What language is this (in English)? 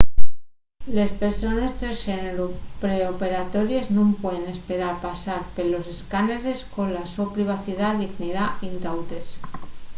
Asturian